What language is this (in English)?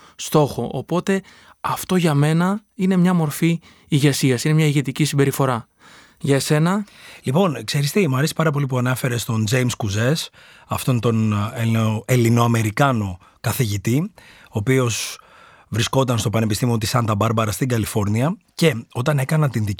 Greek